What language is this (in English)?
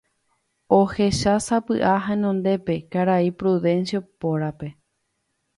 Guarani